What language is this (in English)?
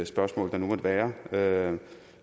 Danish